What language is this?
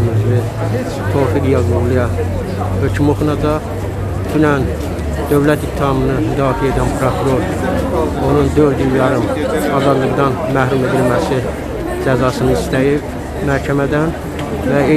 Turkish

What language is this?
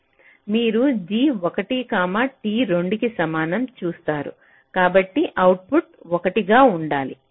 Telugu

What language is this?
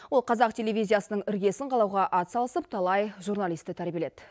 Kazakh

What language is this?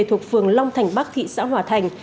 Vietnamese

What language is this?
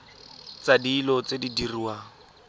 Tswana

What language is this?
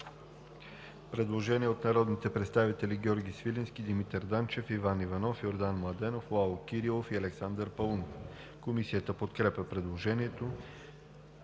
Bulgarian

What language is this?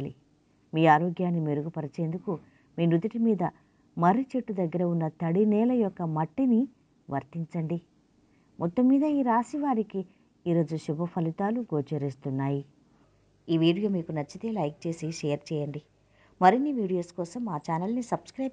Telugu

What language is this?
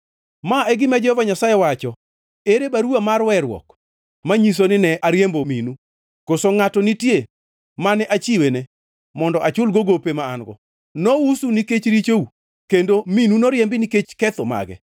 Luo (Kenya and Tanzania)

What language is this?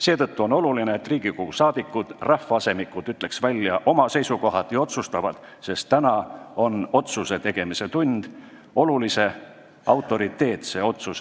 Estonian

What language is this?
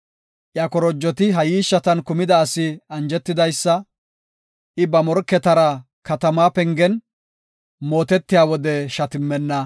Gofa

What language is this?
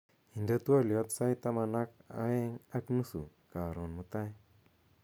Kalenjin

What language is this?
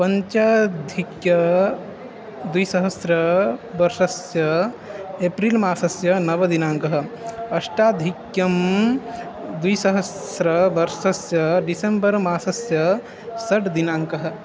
Sanskrit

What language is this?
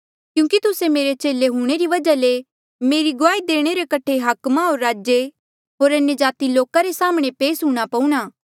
Mandeali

